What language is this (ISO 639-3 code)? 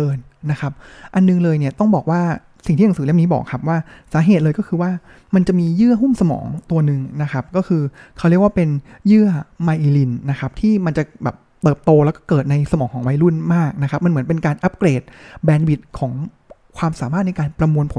tha